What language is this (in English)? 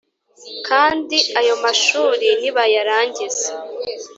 Kinyarwanda